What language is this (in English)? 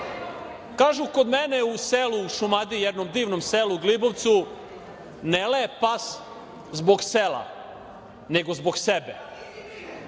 Serbian